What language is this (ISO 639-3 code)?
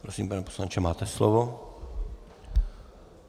ces